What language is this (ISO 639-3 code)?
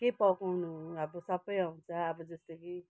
nep